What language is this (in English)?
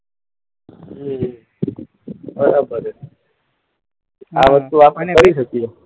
Gujarati